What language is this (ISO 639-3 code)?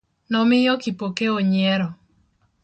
luo